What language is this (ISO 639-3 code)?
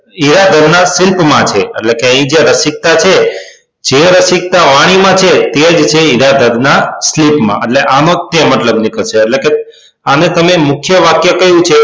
guj